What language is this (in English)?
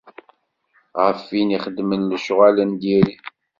Kabyle